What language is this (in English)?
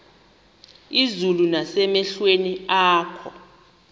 Xhosa